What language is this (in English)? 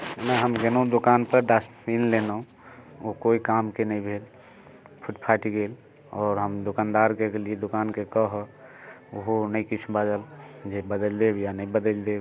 Maithili